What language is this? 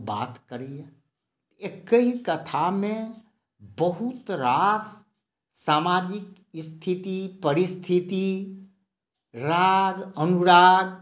Maithili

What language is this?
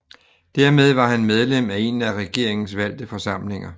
Danish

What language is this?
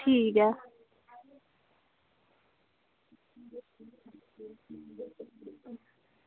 Dogri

